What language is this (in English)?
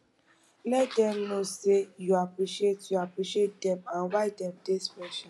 Nigerian Pidgin